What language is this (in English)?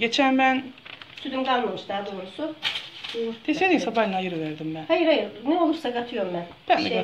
Turkish